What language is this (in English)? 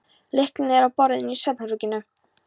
Icelandic